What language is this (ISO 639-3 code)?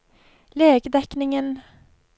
nor